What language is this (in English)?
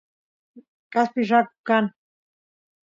Santiago del Estero Quichua